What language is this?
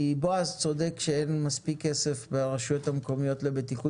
Hebrew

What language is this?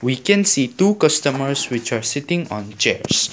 English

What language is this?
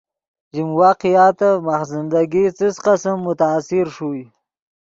Yidgha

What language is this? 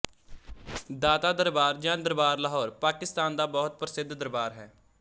Punjabi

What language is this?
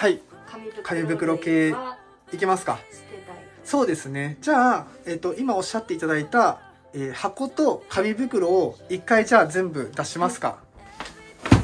Japanese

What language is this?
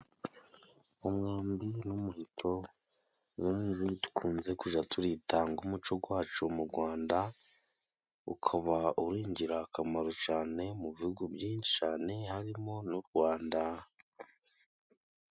Kinyarwanda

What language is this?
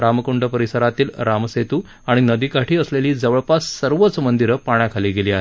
Marathi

